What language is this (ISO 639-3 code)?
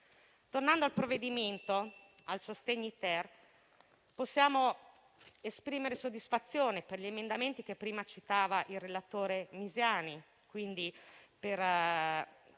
ita